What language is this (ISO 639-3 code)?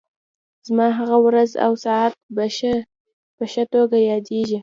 pus